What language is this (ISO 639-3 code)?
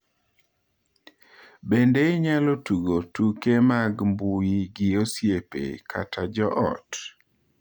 luo